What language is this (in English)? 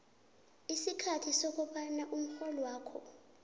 South Ndebele